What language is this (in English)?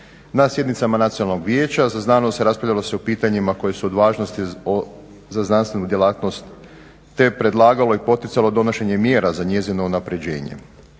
Croatian